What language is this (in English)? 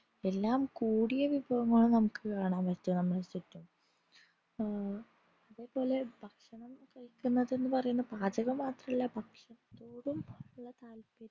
Malayalam